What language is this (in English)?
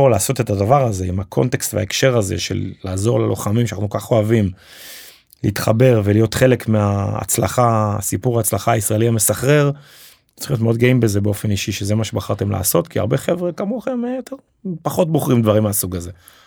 Hebrew